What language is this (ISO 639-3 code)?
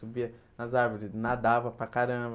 por